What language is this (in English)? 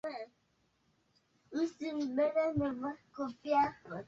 Swahili